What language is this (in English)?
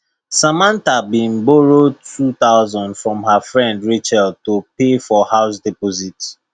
Nigerian Pidgin